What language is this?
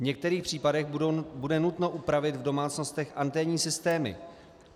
Czech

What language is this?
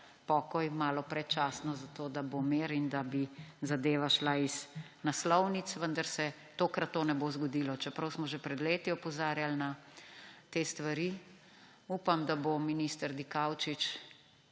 Slovenian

